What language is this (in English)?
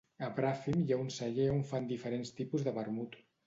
Catalan